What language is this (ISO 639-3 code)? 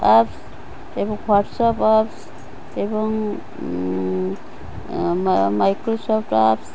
ori